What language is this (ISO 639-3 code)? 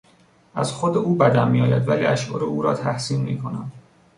fas